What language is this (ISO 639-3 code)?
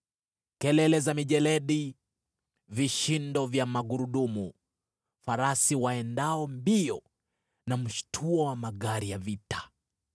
swa